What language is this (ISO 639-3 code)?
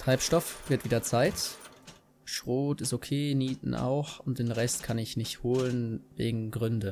deu